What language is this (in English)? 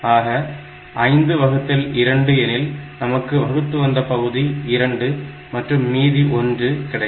Tamil